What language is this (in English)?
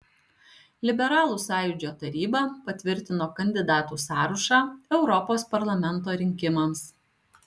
Lithuanian